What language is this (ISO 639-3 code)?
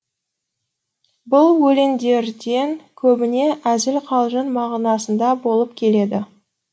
kaz